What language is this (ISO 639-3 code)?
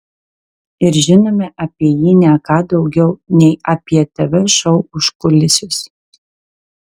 lit